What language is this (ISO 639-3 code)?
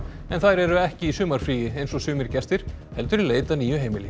isl